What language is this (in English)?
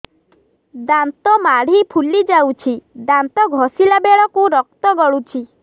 Odia